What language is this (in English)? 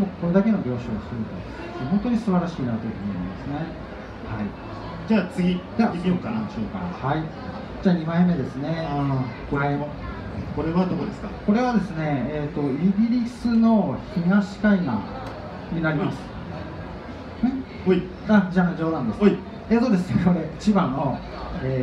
Japanese